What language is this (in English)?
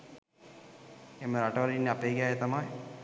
Sinhala